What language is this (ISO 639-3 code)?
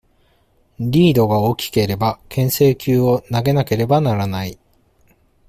jpn